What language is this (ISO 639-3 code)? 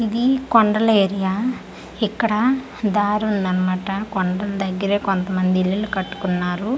tel